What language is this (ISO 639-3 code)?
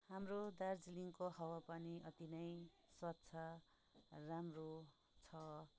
nep